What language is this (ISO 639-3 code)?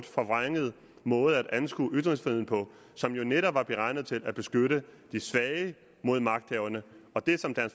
dan